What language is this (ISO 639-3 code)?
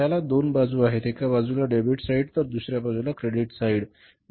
mar